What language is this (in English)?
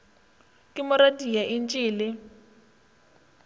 Northern Sotho